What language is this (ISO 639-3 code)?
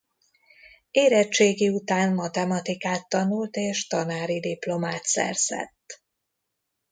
hun